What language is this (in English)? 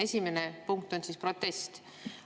Estonian